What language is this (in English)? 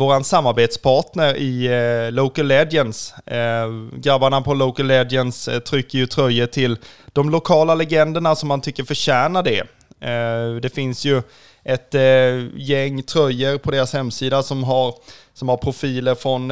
Swedish